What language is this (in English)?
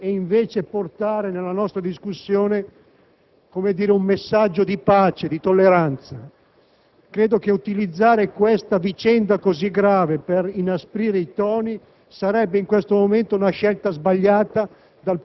Italian